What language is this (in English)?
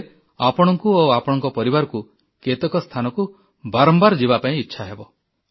Odia